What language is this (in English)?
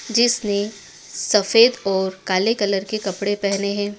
Hindi